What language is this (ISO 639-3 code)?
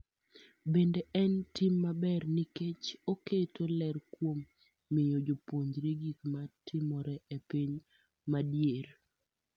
luo